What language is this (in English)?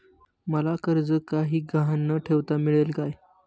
Marathi